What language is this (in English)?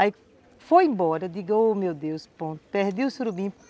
Portuguese